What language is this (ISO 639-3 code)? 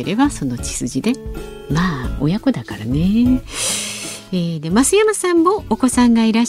jpn